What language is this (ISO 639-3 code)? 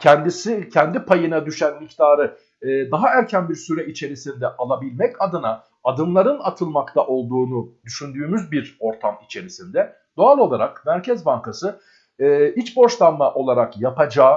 tur